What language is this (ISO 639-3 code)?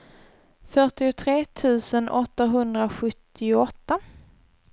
swe